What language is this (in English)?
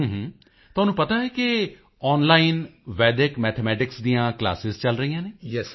Punjabi